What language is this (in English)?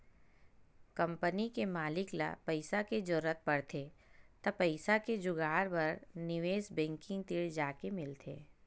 Chhattisgarhi